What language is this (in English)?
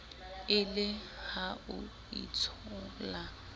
Southern Sotho